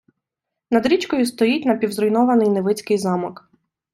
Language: Ukrainian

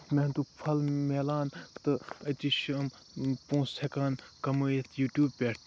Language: Kashmiri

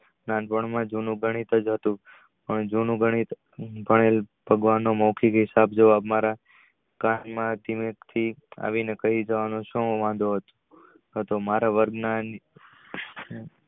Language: Gujarati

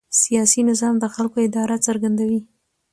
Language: Pashto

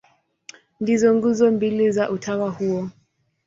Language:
Swahili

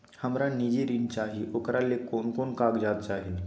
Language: Maithili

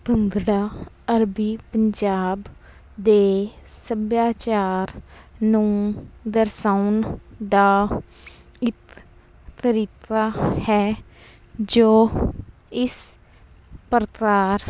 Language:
Punjabi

